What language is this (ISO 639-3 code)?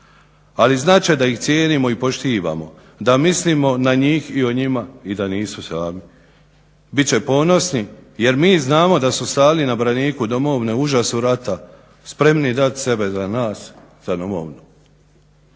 hrv